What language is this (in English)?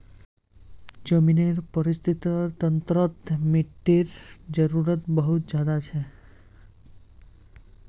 Magahi